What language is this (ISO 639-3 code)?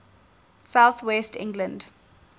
eng